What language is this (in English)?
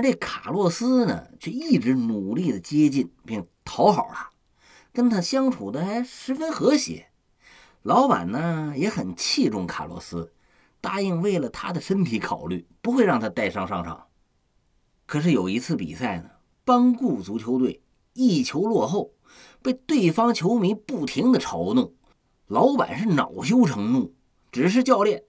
Chinese